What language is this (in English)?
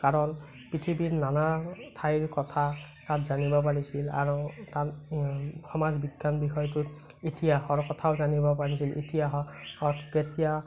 Assamese